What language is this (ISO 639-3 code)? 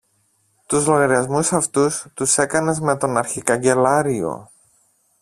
ell